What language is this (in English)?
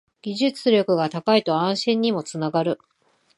Japanese